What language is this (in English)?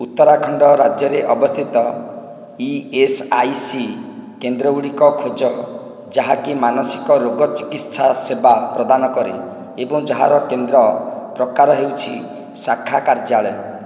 Odia